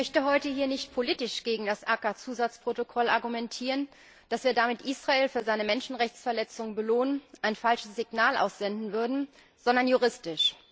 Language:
German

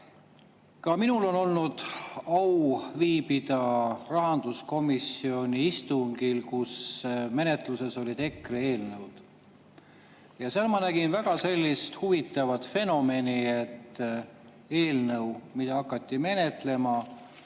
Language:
Estonian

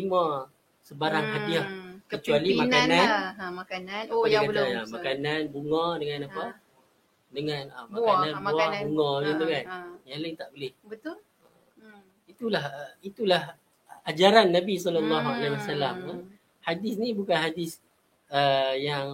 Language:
Malay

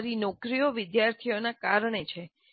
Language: Gujarati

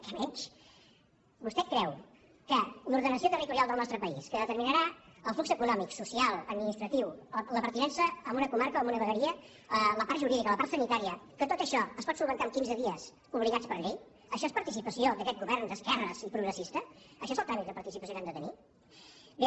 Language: Catalan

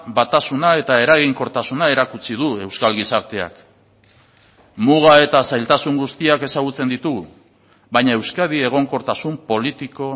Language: Basque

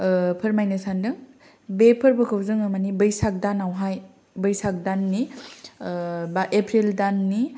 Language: Bodo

